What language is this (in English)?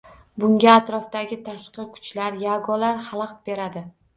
Uzbek